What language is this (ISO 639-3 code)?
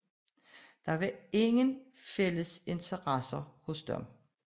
dan